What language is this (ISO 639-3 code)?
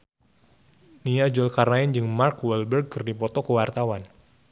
sun